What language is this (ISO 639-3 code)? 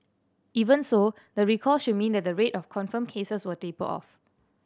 eng